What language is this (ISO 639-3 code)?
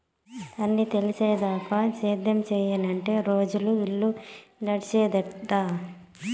tel